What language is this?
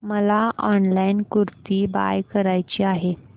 Marathi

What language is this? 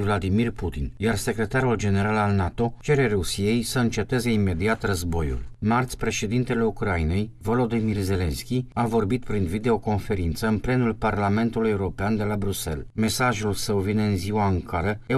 Romanian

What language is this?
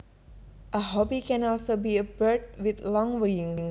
Javanese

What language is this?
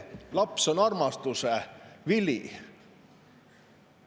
Estonian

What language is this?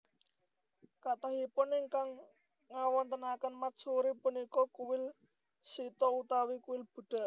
Javanese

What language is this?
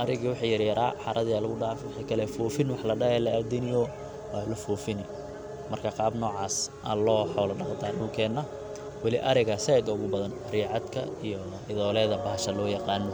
Somali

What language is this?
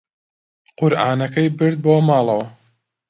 Central Kurdish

